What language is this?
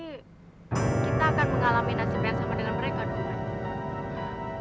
Indonesian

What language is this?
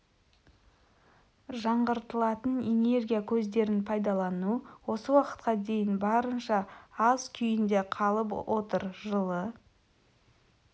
Kazakh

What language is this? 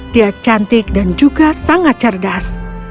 Indonesian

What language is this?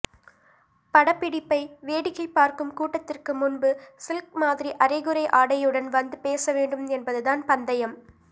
Tamil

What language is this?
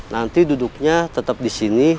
Indonesian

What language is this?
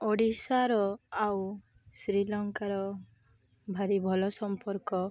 Odia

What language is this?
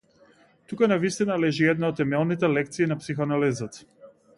Macedonian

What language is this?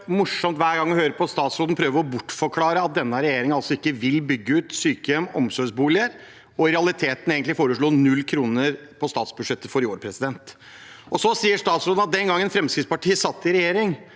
Norwegian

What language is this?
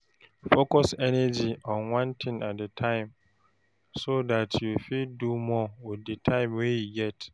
Nigerian Pidgin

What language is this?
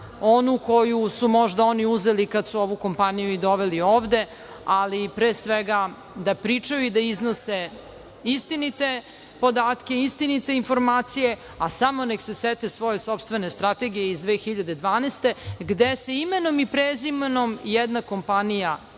Serbian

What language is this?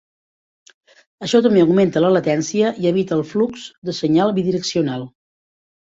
Catalan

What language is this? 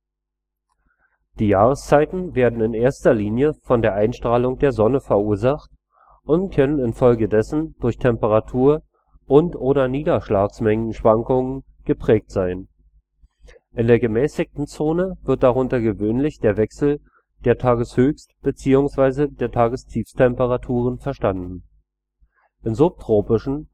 German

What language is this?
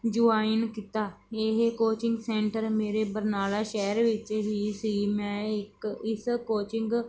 Punjabi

